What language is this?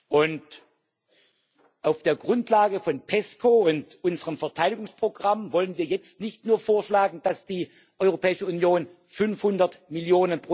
German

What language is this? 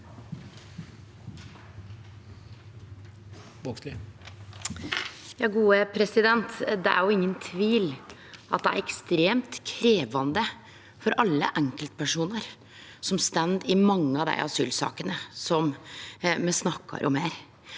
Norwegian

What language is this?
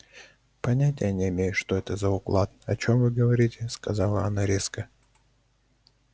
Russian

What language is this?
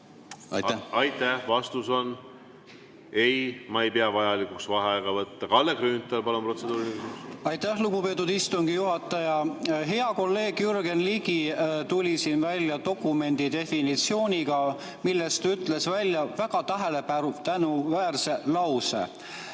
Estonian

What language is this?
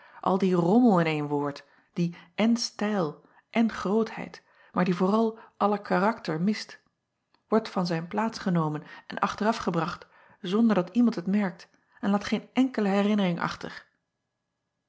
Dutch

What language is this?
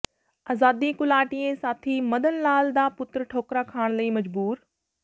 Punjabi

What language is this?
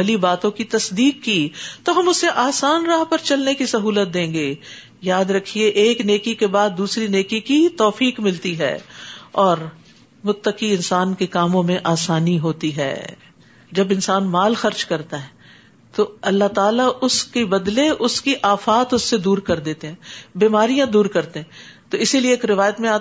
Urdu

